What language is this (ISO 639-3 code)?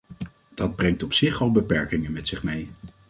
nld